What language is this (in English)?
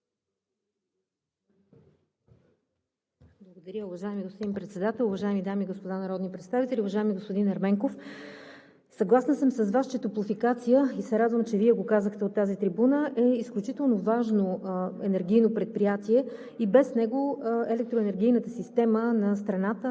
Bulgarian